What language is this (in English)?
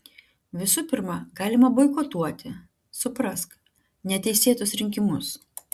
Lithuanian